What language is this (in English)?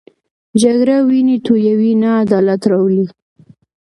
Pashto